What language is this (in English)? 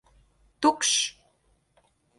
Latvian